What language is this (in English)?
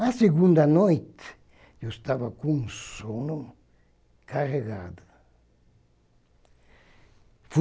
Portuguese